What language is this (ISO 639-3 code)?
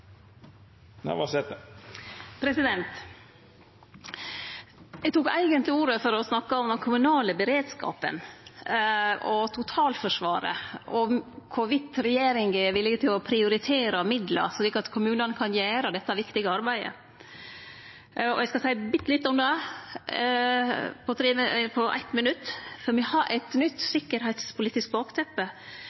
nor